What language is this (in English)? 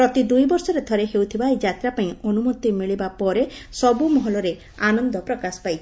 Odia